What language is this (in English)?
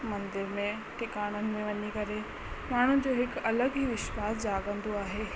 Sindhi